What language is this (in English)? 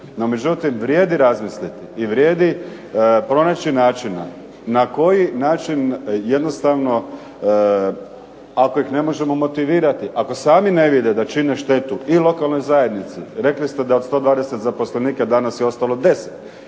Croatian